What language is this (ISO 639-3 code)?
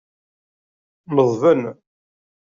kab